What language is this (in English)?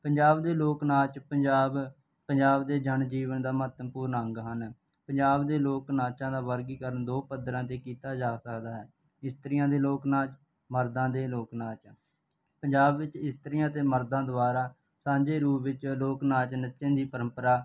Punjabi